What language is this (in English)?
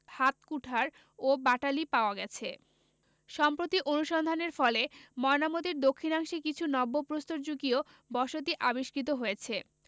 Bangla